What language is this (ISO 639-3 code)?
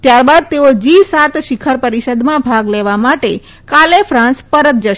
guj